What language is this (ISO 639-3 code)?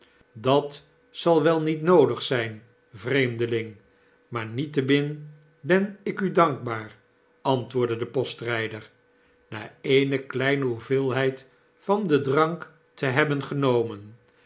nld